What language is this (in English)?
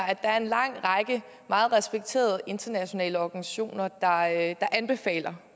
Danish